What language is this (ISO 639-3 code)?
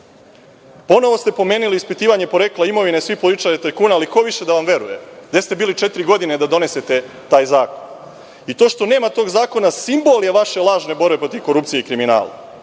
srp